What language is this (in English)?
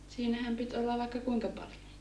Finnish